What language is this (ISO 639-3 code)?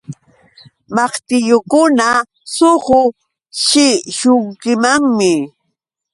qux